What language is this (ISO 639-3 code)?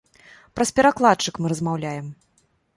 bel